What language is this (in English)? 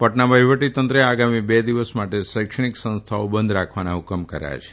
Gujarati